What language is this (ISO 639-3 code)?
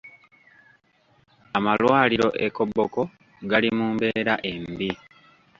lug